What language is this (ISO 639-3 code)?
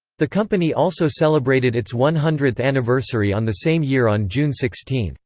eng